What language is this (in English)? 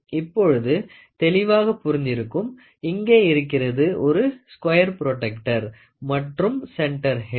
Tamil